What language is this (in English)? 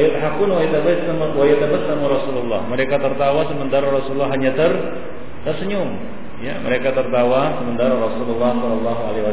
Malay